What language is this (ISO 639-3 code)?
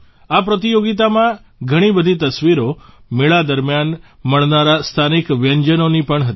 guj